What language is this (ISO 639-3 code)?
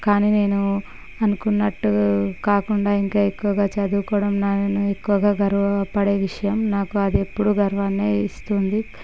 tel